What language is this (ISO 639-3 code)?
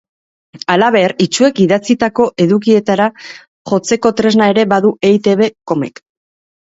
eus